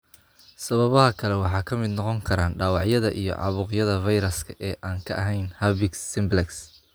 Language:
Somali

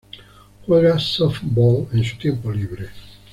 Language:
Spanish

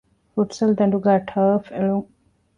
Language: Divehi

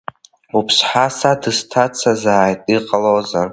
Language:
Abkhazian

